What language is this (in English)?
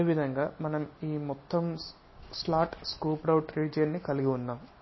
Telugu